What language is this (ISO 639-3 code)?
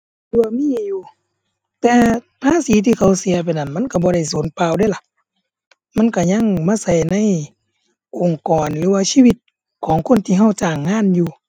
tha